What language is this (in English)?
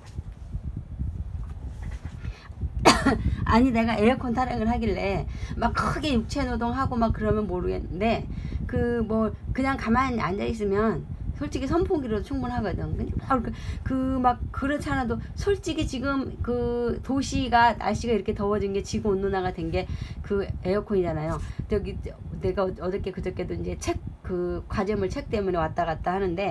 Korean